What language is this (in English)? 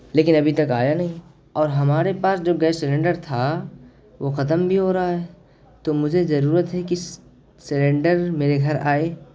Urdu